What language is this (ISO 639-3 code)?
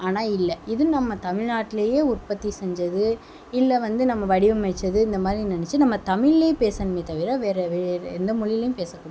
tam